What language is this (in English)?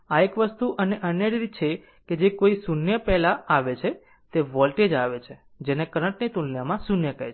Gujarati